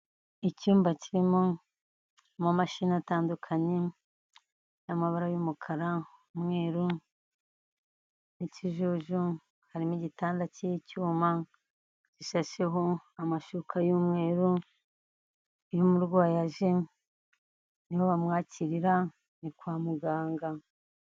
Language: Kinyarwanda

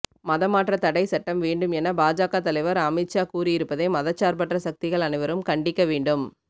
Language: Tamil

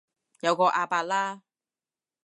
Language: Cantonese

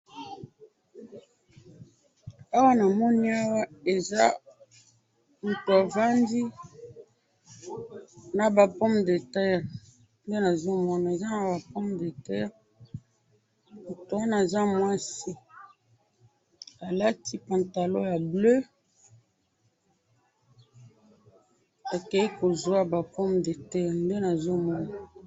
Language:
Lingala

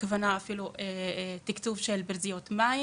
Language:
Hebrew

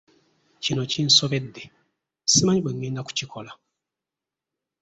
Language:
Ganda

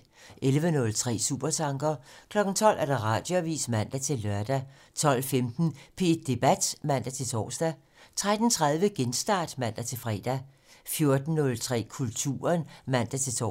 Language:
Danish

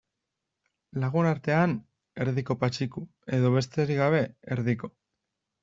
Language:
Basque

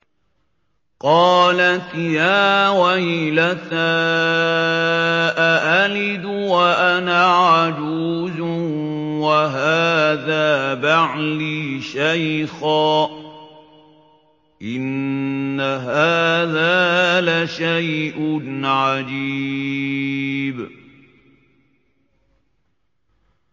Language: Arabic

